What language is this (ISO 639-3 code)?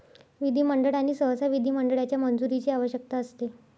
mar